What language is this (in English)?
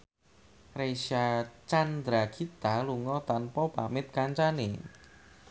Javanese